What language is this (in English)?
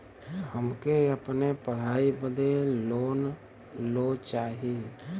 Bhojpuri